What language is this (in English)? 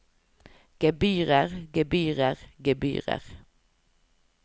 Norwegian